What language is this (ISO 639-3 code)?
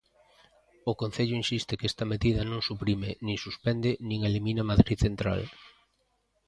glg